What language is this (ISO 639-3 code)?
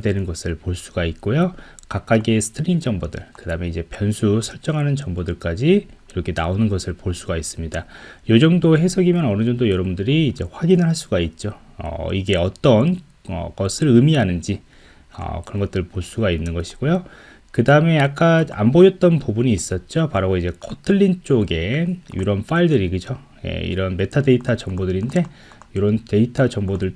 kor